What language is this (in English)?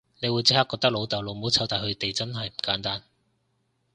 Cantonese